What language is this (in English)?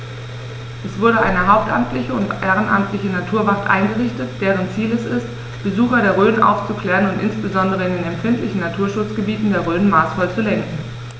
German